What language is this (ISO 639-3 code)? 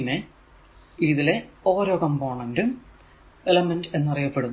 mal